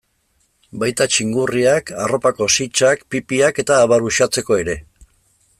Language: Basque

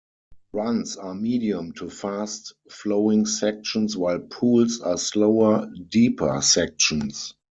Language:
English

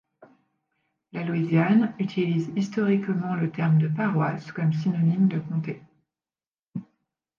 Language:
French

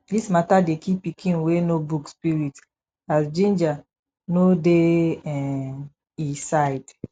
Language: Nigerian Pidgin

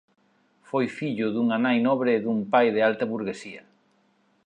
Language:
Galician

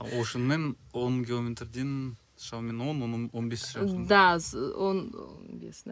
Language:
Kazakh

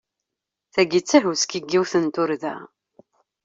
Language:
Kabyle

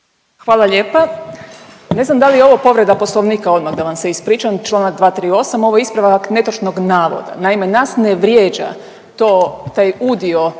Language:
Croatian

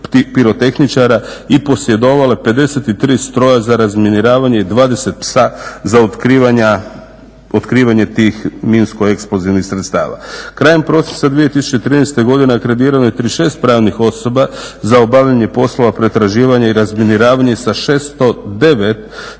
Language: Croatian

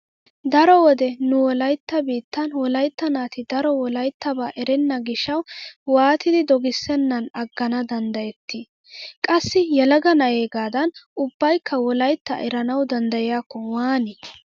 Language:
Wolaytta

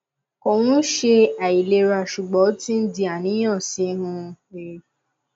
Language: Yoruba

